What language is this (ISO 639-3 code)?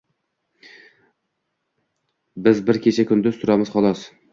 uzb